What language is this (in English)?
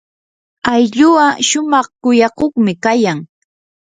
Yanahuanca Pasco Quechua